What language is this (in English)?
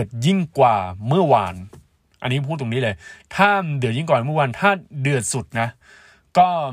Thai